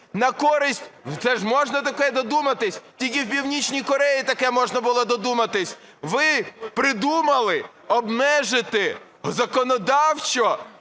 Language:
Ukrainian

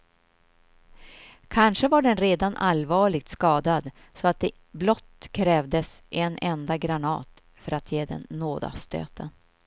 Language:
Swedish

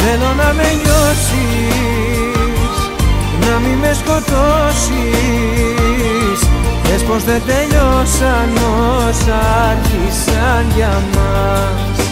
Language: Greek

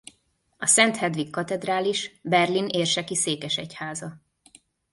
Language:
Hungarian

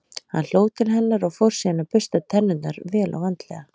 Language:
Icelandic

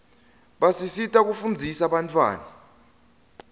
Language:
Swati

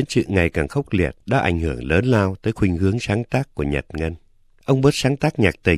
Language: Vietnamese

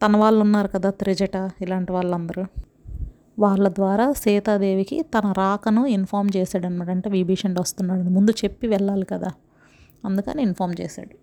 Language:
Telugu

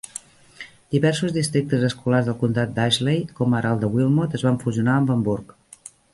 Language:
Catalan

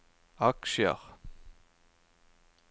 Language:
Norwegian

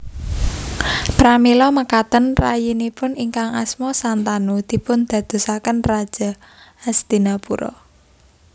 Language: Javanese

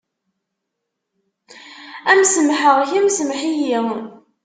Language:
Kabyle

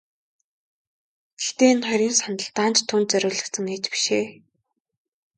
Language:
Mongolian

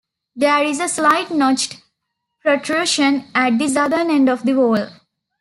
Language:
English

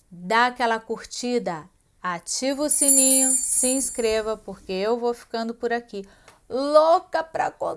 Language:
Portuguese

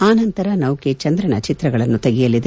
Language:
Kannada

